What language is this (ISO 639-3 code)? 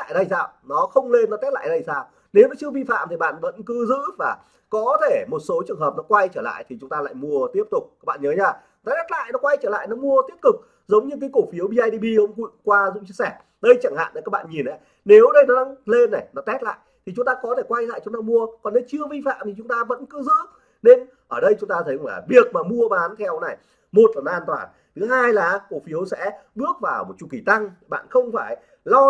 vie